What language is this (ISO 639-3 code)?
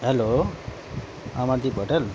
nep